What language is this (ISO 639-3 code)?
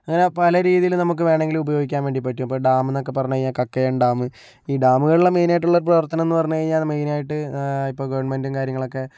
mal